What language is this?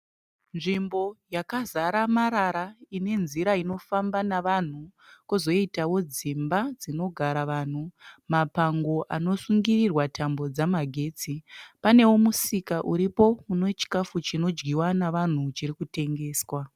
Shona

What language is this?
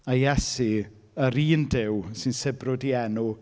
Welsh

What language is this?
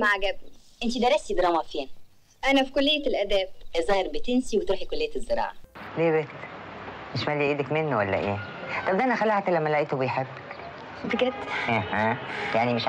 Arabic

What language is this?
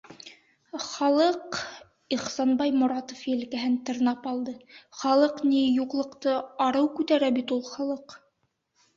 Bashkir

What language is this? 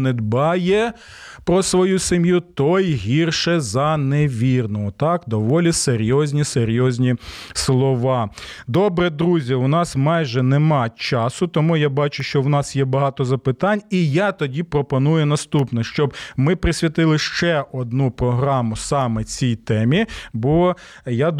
Ukrainian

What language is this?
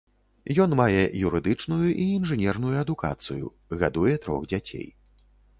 Belarusian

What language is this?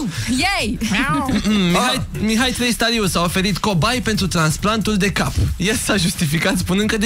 Romanian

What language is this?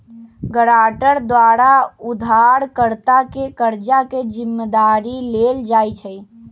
Magahi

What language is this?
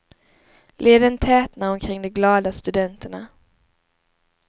Swedish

